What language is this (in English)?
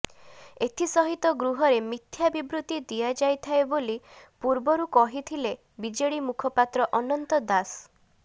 Odia